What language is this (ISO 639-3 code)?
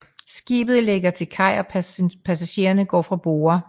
dan